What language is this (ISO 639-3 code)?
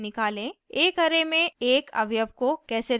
hin